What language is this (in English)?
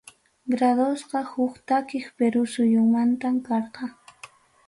Ayacucho Quechua